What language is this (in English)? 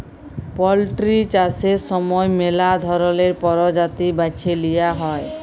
Bangla